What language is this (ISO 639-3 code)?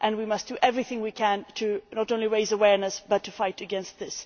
eng